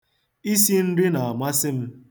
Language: Igbo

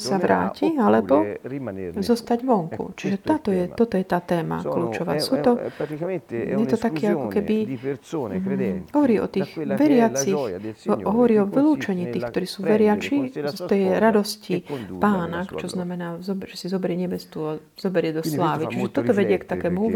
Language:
Slovak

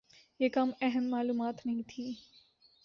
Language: Urdu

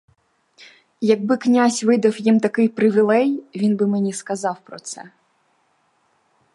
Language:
Ukrainian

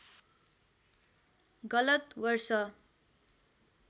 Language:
Nepali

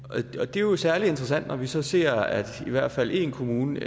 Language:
Danish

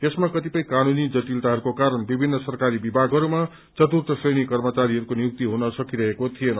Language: Nepali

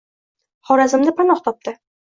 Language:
Uzbek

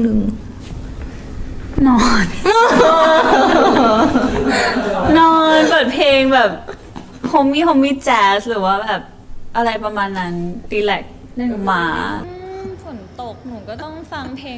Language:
Thai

